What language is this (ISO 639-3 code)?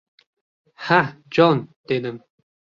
uzb